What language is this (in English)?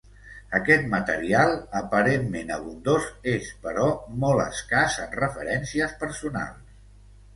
Catalan